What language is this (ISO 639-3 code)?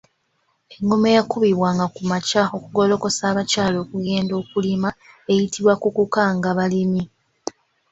lug